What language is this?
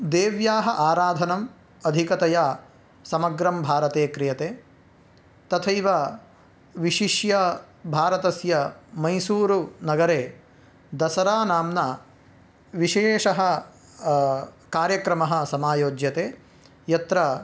Sanskrit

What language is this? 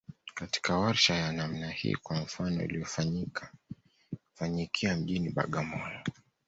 Swahili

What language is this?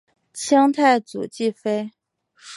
Chinese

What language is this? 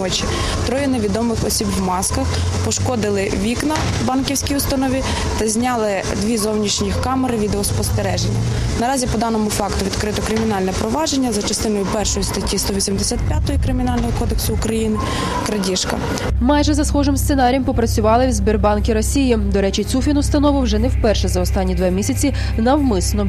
Ukrainian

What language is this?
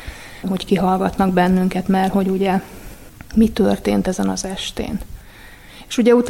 Hungarian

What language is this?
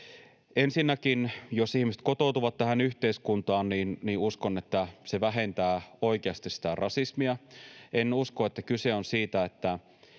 Finnish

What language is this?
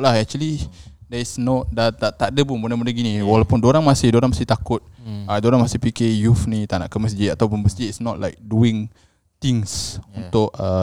Malay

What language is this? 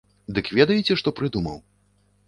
Belarusian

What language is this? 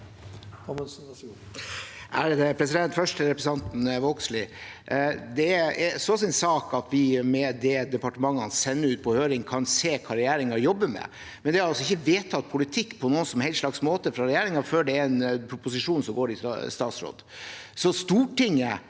Norwegian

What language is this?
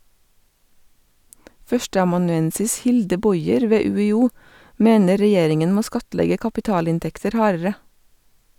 Norwegian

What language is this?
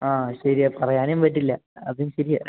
Malayalam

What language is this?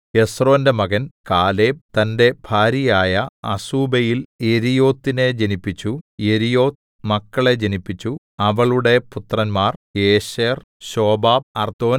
Malayalam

